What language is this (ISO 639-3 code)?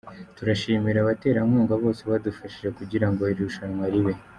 kin